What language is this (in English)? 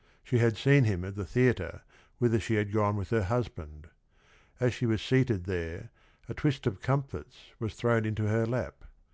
English